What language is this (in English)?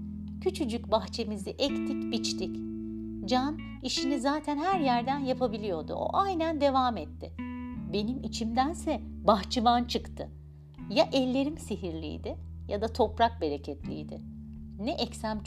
Turkish